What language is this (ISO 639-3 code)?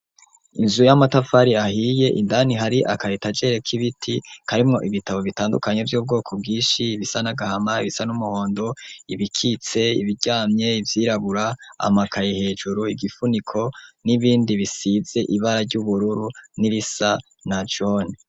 run